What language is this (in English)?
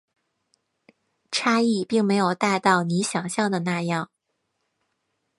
Chinese